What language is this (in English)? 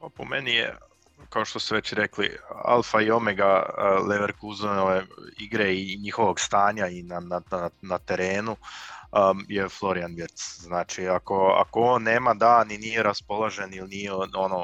Croatian